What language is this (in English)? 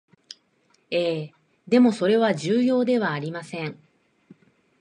Japanese